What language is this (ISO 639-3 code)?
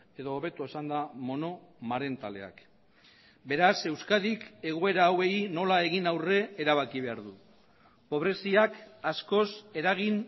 eus